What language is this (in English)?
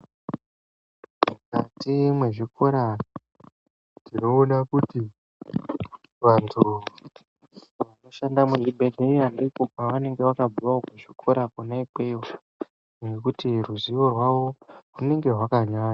Ndau